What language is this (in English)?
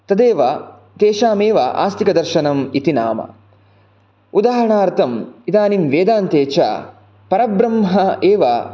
Sanskrit